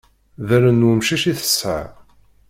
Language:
Kabyle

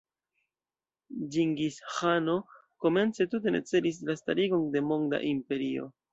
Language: Esperanto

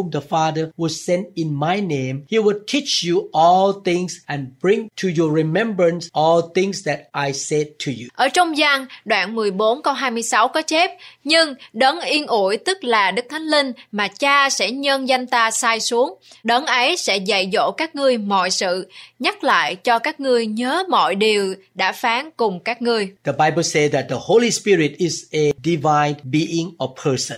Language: Vietnamese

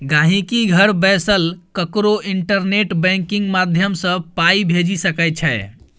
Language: Maithili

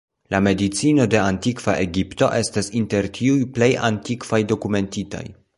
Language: Esperanto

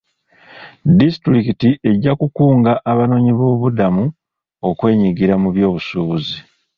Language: Ganda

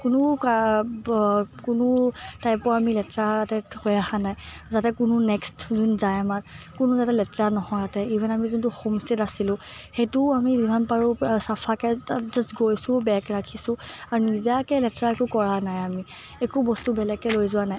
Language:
Assamese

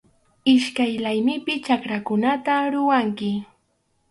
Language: Arequipa-La Unión Quechua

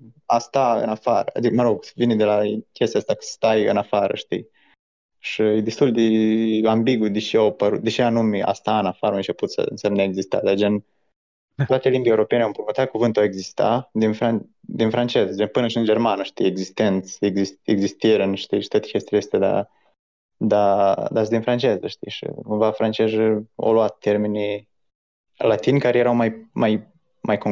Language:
Romanian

